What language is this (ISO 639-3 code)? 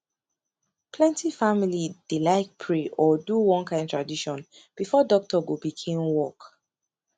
pcm